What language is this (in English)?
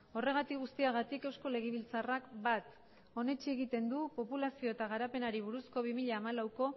Basque